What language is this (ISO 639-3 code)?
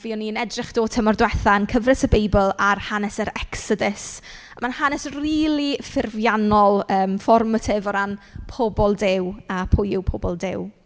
cym